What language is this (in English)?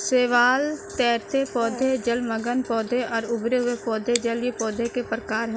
Hindi